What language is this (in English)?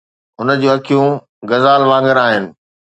Sindhi